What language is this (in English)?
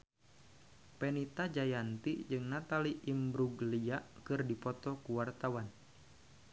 Sundanese